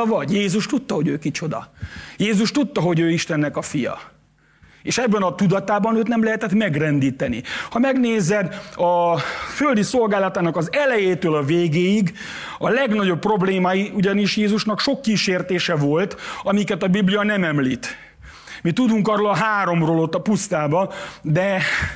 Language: Hungarian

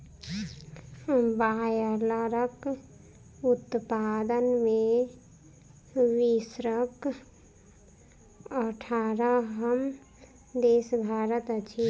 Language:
Maithili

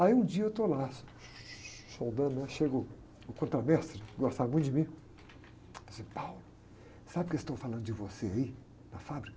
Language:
Portuguese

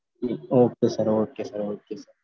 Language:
Tamil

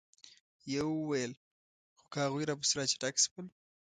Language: Pashto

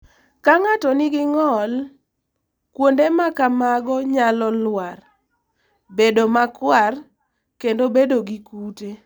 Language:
Luo (Kenya and Tanzania)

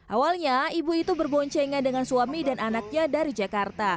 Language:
Indonesian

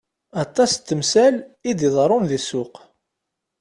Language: Kabyle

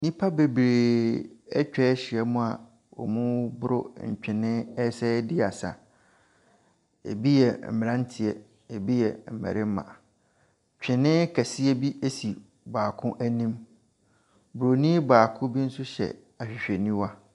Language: Akan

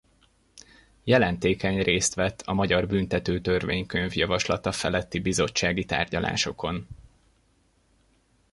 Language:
Hungarian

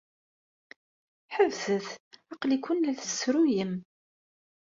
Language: Kabyle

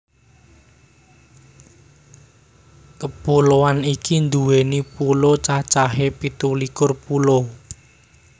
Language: Javanese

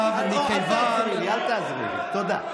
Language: Hebrew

